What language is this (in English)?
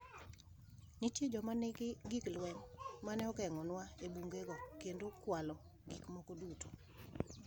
Luo (Kenya and Tanzania)